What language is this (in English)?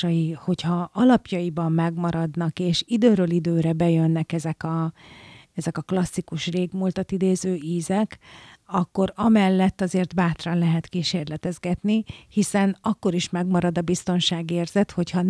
Hungarian